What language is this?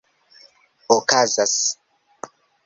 Esperanto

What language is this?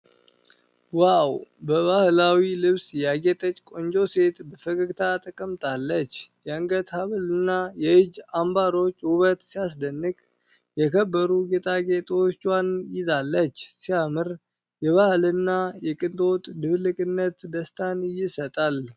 Amharic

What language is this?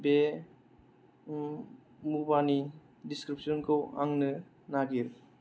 Bodo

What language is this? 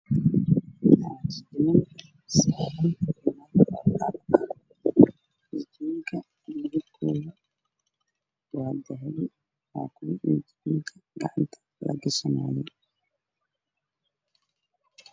Somali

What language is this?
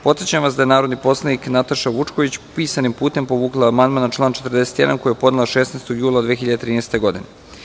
Serbian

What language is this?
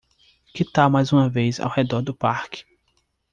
Portuguese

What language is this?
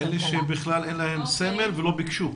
Hebrew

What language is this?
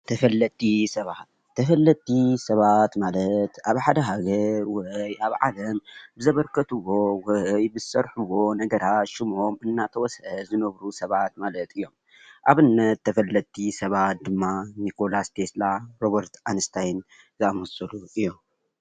Tigrinya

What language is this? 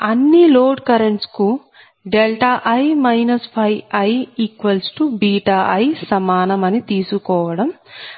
Telugu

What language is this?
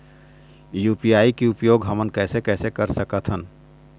Chhattisgarhi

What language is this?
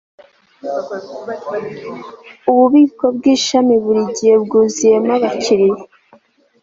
Kinyarwanda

